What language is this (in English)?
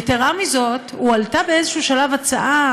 Hebrew